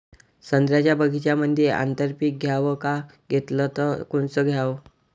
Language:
Marathi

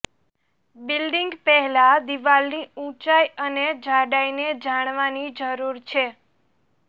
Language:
Gujarati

